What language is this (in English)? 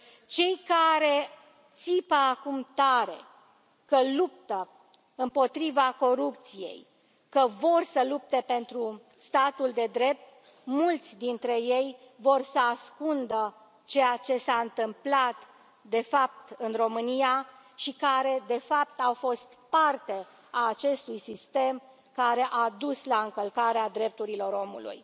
Romanian